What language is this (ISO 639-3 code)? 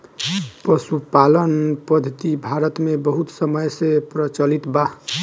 bho